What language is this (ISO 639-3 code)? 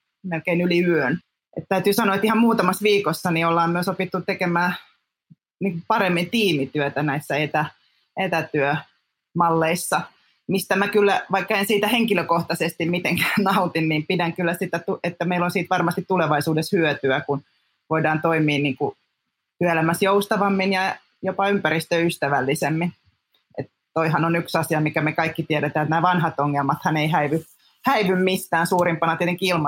fin